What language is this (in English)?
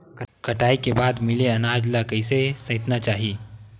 Chhattisgarhi